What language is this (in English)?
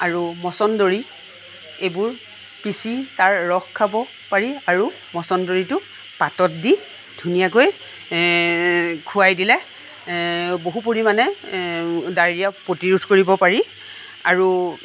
Assamese